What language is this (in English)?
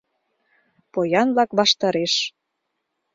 Mari